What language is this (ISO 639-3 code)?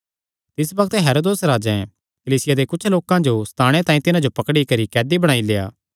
xnr